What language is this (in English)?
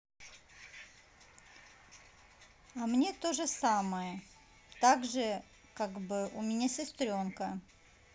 Russian